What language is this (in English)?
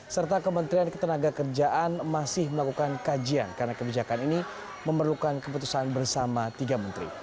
Indonesian